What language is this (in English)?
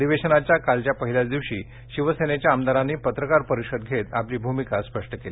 Marathi